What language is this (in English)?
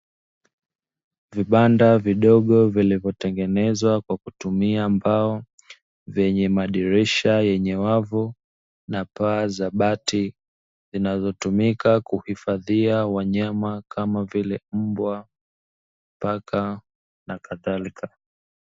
Swahili